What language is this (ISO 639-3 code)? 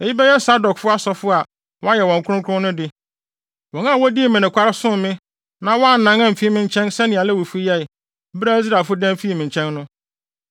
aka